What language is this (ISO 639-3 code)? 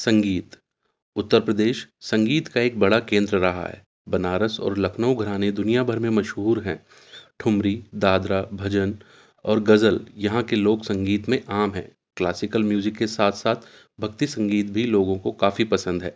urd